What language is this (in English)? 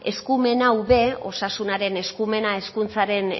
Basque